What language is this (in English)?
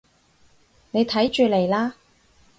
Cantonese